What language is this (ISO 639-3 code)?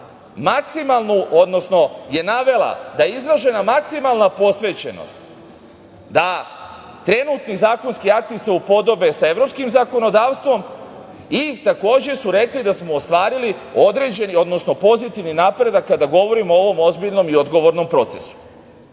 srp